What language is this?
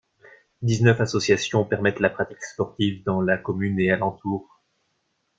French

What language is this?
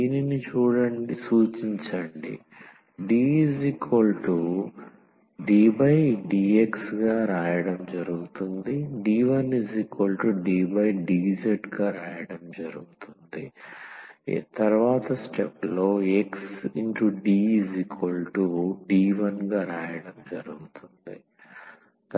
Telugu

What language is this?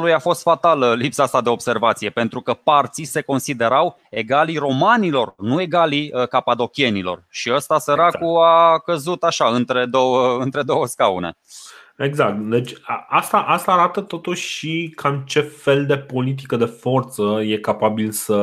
Romanian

